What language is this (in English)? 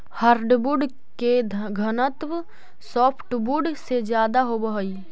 Magahi